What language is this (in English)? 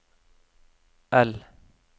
Norwegian